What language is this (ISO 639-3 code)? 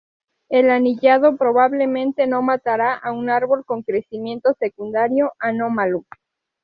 spa